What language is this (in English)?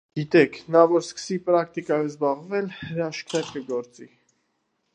Armenian